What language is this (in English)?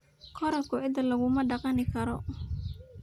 Somali